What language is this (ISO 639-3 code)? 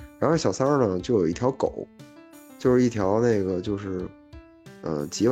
zho